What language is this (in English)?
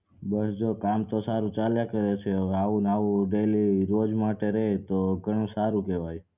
Gujarati